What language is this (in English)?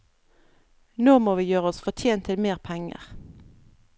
Norwegian